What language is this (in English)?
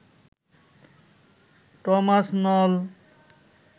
Bangla